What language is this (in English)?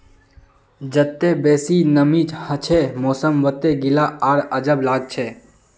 Magahi